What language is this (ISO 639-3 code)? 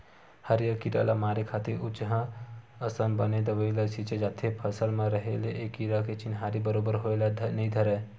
hne